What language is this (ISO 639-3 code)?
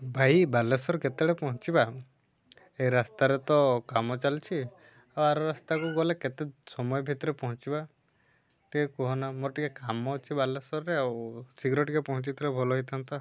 ori